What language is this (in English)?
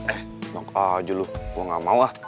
Indonesian